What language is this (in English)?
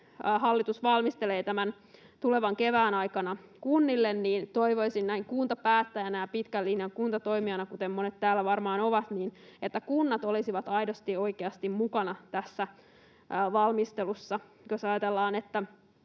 Finnish